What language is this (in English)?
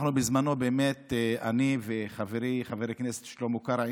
Hebrew